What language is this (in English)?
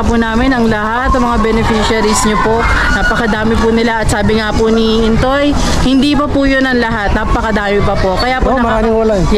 Filipino